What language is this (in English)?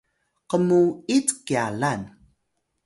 Atayal